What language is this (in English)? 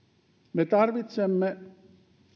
Finnish